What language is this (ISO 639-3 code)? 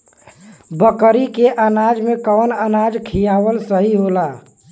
bho